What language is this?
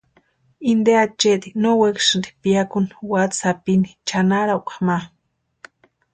Western Highland Purepecha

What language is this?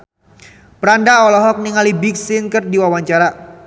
Sundanese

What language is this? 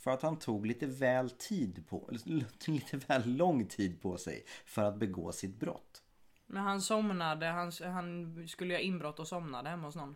Swedish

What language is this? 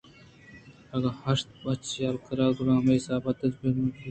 Eastern Balochi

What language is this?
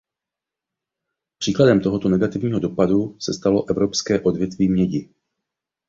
Czech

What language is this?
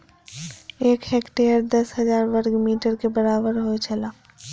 Maithili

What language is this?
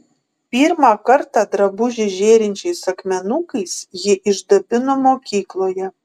Lithuanian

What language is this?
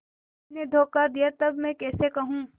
Hindi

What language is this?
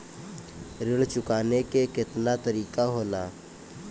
Bhojpuri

